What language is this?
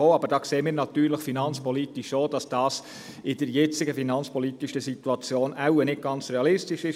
Swiss German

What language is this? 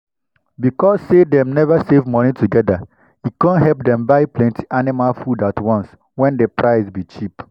Nigerian Pidgin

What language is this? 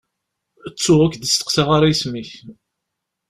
Kabyle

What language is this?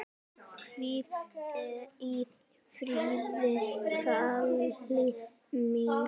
Icelandic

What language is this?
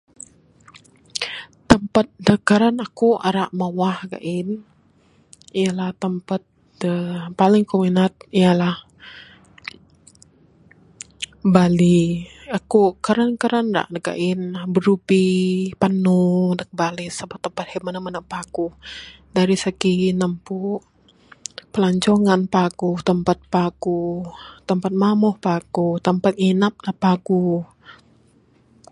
Bukar-Sadung Bidayuh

